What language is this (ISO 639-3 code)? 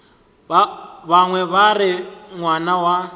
nso